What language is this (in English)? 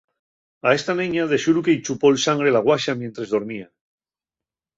Asturian